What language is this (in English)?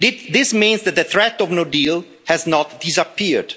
English